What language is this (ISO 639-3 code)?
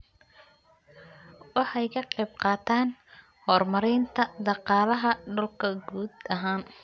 som